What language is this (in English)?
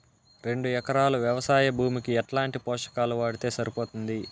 Telugu